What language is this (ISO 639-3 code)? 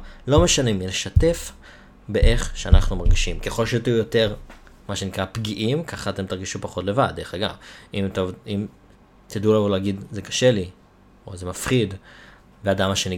heb